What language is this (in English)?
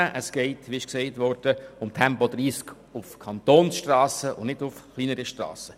Swiss German